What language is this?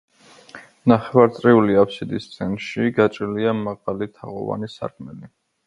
Georgian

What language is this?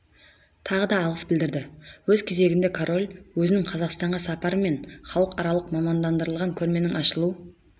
Kazakh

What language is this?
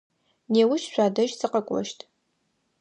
Adyghe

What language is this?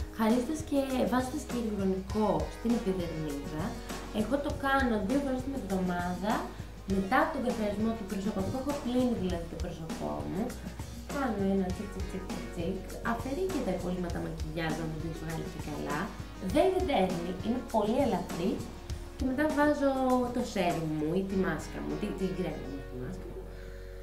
Greek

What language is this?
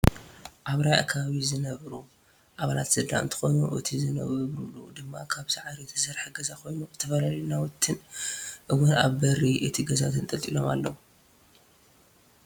Tigrinya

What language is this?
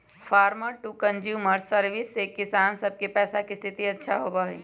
Magahi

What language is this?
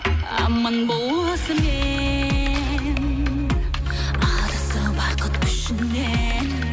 Kazakh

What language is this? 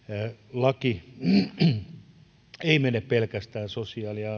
Finnish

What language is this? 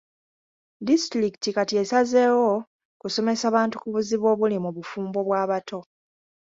Ganda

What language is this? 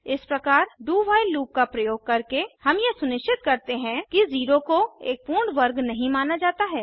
Hindi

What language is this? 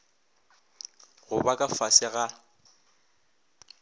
Northern Sotho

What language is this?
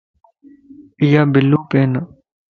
Lasi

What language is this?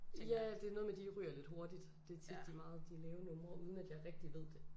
Danish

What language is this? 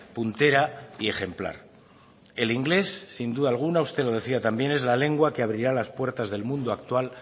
Spanish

